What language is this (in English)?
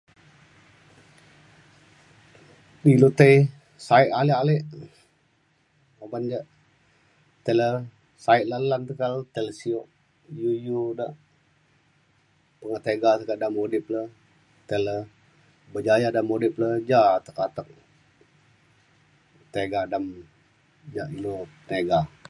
Mainstream Kenyah